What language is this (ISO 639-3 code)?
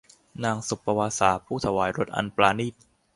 tha